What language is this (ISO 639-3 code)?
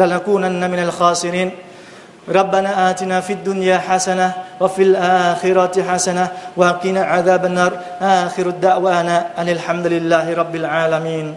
vie